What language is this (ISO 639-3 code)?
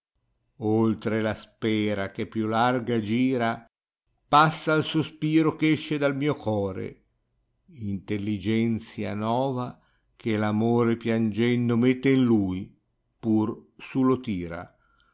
ita